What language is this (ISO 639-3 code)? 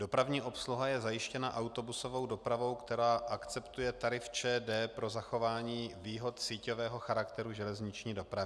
ces